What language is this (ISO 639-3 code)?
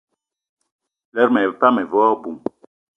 eto